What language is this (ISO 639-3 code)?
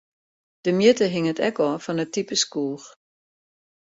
fry